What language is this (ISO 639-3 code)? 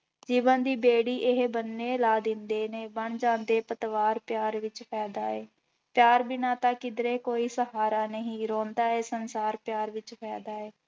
pan